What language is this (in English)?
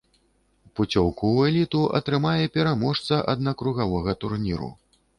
Belarusian